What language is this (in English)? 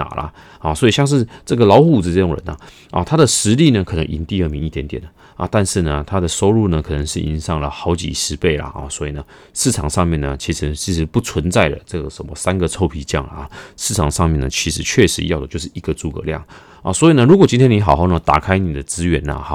Chinese